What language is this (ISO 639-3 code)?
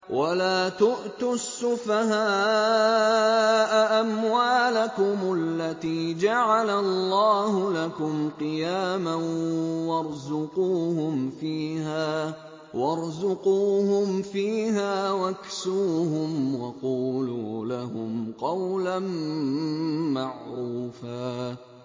ara